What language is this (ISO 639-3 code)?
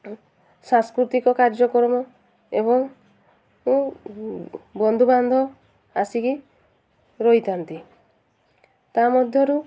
ori